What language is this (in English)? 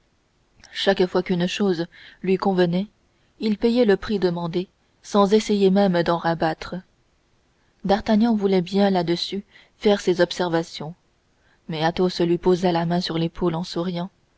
French